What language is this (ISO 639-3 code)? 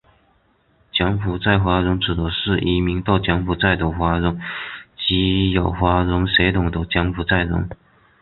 zho